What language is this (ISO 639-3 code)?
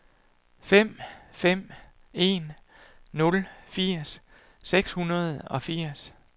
dan